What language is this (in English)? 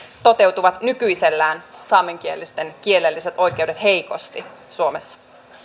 Finnish